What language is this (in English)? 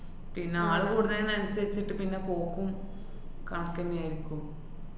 Malayalam